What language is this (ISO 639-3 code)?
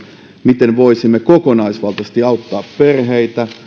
fin